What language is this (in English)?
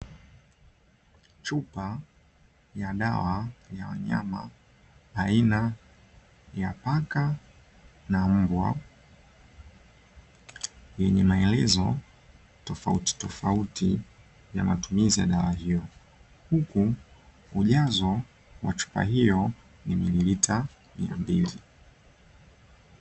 Swahili